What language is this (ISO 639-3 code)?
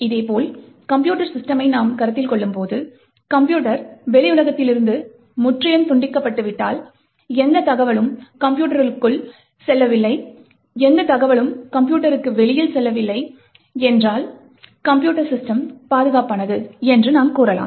tam